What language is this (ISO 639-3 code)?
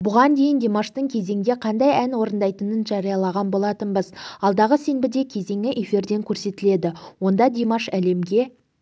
kaz